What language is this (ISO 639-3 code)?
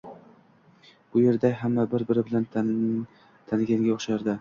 uzb